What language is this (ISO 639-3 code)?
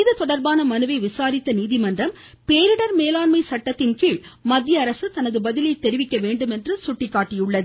tam